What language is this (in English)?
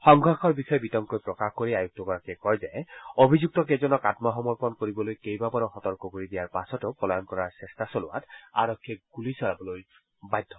Assamese